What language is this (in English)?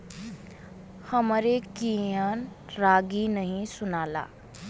Bhojpuri